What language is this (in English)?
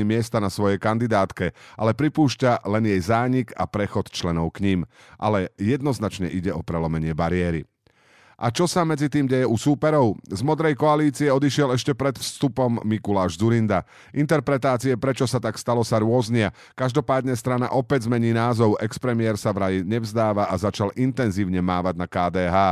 Slovak